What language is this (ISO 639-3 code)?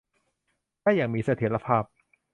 tha